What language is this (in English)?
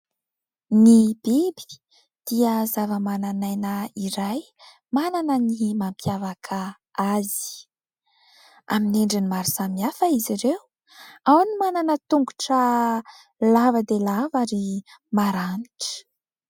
Malagasy